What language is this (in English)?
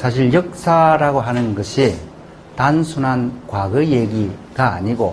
Korean